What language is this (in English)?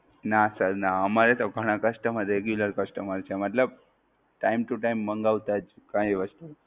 Gujarati